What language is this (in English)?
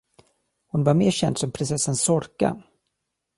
Swedish